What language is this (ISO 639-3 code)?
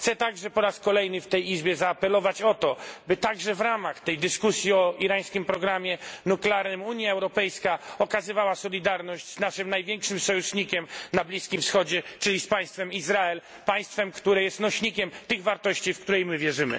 pol